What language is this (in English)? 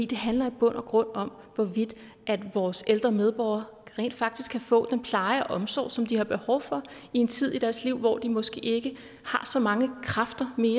Danish